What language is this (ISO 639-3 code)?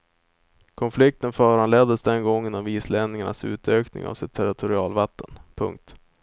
swe